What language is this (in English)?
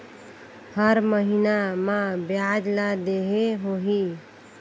Chhattisgarhi